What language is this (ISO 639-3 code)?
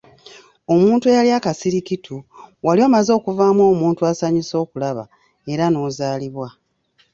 lug